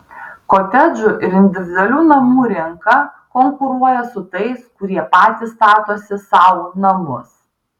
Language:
Lithuanian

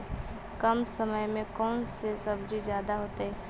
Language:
Magahi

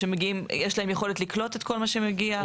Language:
Hebrew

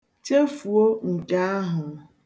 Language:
Igbo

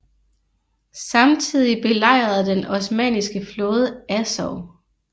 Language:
Danish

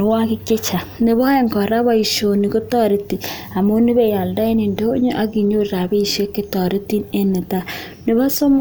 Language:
Kalenjin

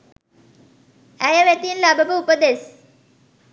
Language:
Sinhala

